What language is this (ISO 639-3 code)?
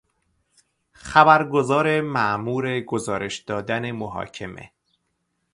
fas